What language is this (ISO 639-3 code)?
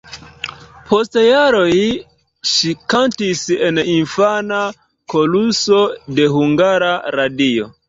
epo